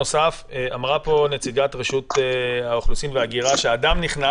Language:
Hebrew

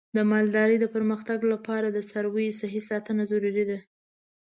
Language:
Pashto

